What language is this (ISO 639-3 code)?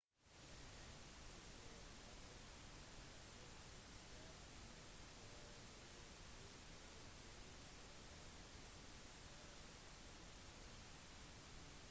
nob